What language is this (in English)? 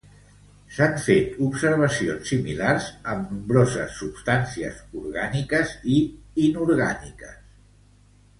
Catalan